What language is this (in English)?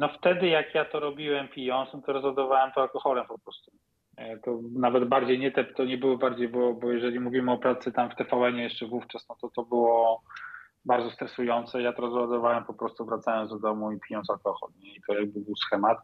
Polish